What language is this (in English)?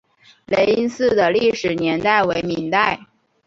Chinese